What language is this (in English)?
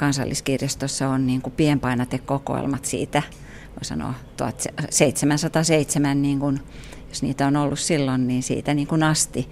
Finnish